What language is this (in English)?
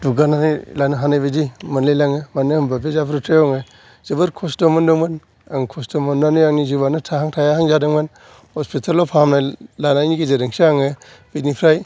Bodo